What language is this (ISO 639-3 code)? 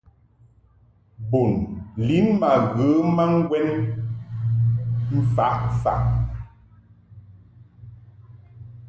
mhk